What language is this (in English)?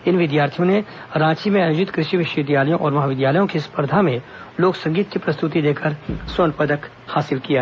Hindi